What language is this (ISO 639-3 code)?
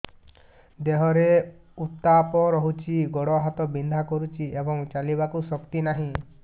ori